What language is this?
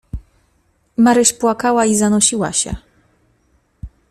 Polish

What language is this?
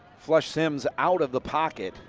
English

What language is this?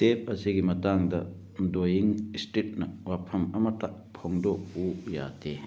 Manipuri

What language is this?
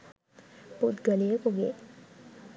Sinhala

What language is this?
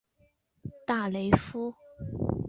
Chinese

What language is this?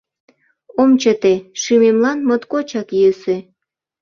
Mari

